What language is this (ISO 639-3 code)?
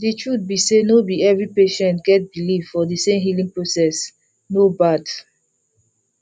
pcm